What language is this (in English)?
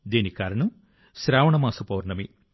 Telugu